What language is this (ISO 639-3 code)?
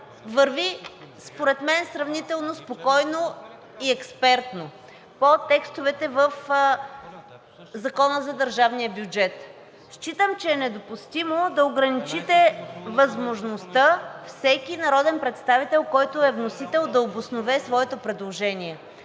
bul